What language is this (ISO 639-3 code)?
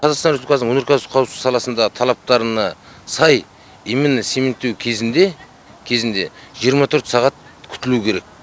kaz